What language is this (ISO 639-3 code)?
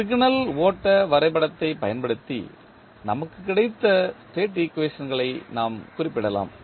tam